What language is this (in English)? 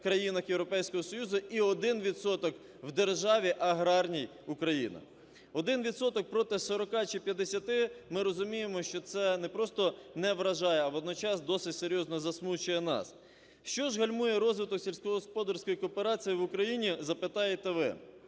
Ukrainian